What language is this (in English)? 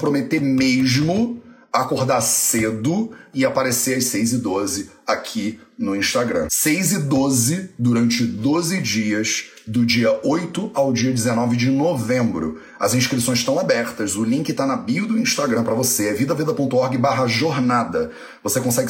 Portuguese